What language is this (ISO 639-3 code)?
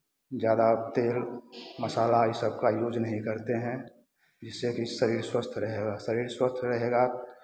hin